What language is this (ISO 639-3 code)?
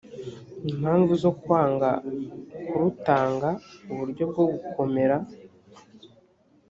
kin